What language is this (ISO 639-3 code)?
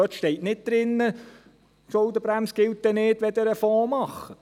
gsw